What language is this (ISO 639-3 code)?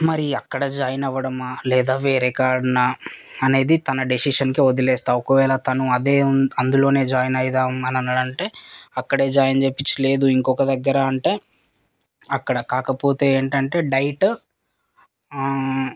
tel